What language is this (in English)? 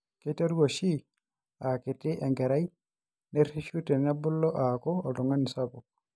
Masai